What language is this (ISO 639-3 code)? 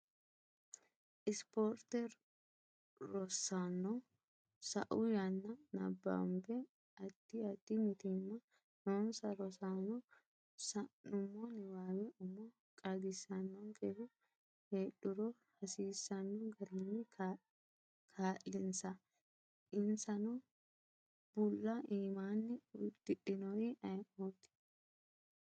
sid